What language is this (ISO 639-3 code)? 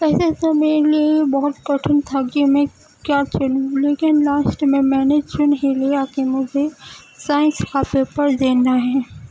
urd